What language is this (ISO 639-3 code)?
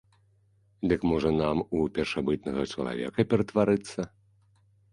bel